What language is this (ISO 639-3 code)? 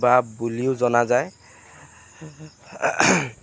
asm